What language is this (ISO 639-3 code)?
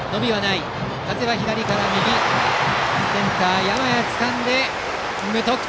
jpn